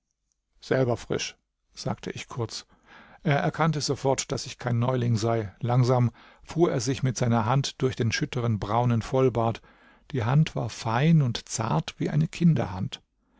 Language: German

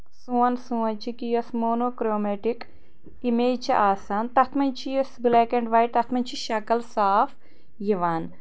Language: Kashmiri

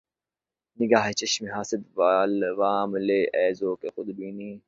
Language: Urdu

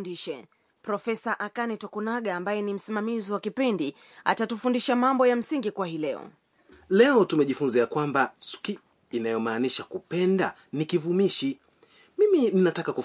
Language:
Swahili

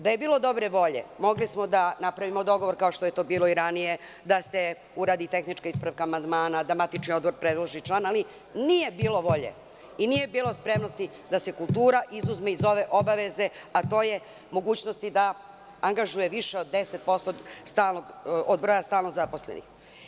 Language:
Serbian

